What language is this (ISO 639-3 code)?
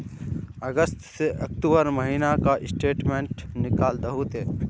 mag